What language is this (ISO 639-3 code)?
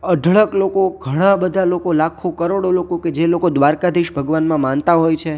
guj